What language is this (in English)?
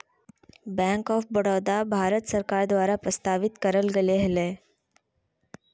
Magahi